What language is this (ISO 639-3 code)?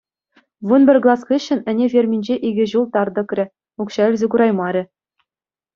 chv